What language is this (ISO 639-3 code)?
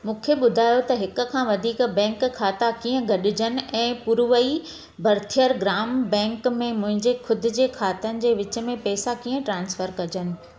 snd